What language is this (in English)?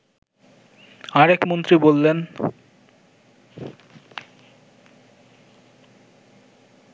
Bangla